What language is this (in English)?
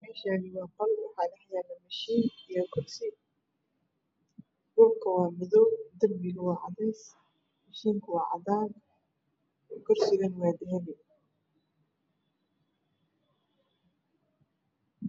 Somali